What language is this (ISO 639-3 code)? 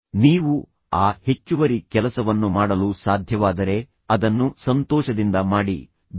kan